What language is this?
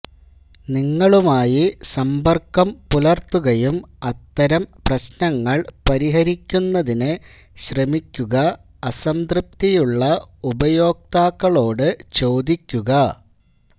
Malayalam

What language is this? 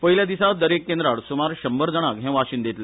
Konkani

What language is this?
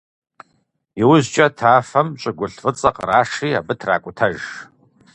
Kabardian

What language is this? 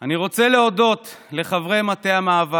Hebrew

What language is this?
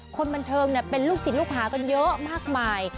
Thai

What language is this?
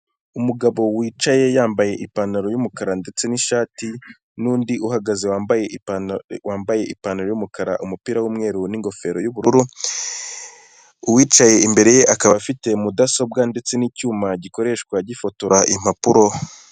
Kinyarwanda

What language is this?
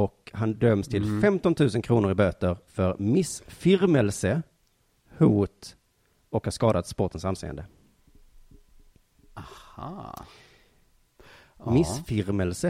Swedish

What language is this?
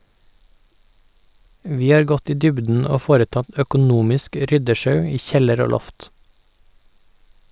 Norwegian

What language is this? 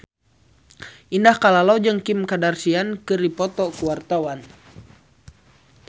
Sundanese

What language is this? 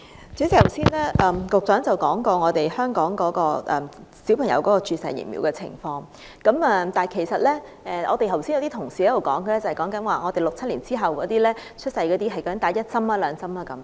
Cantonese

